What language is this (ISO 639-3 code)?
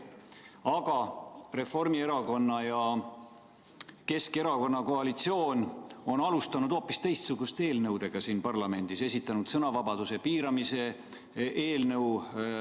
est